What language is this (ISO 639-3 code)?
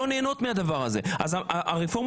heb